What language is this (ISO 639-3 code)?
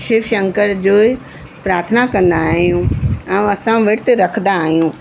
snd